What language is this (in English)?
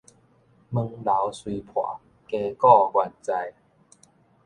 Min Nan Chinese